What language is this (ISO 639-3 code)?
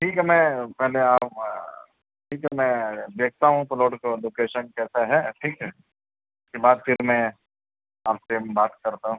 urd